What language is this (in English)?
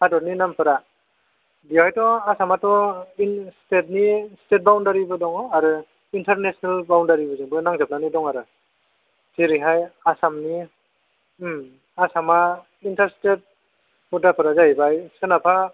Bodo